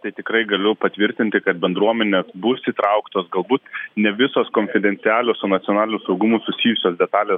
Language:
Lithuanian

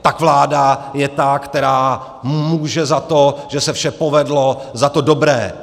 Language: Czech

